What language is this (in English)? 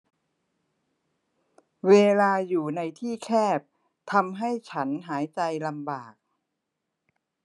Thai